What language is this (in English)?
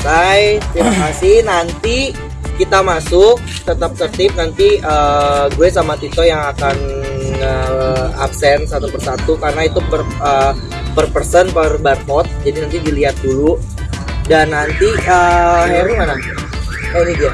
Indonesian